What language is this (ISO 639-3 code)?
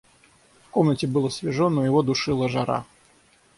rus